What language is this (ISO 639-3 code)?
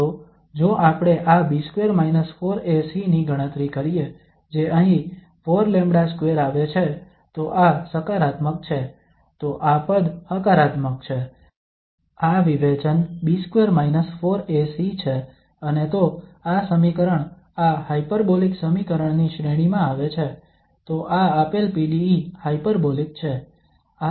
guj